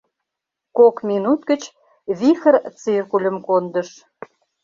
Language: Mari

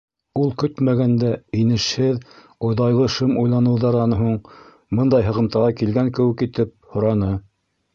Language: Bashkir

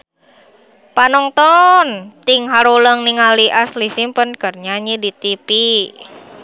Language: Sundanese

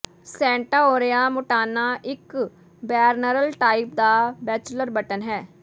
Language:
Punjabi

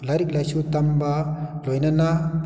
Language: Manipuri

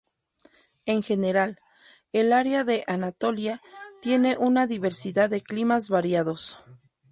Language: Spanish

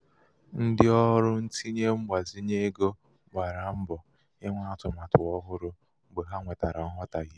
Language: Igbo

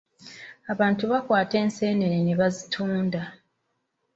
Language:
Ganda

